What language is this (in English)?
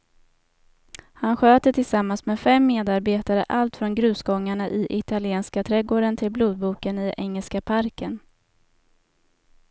Swedish